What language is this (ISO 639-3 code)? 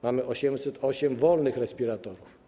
pol